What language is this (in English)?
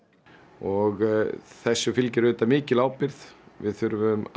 Icelandic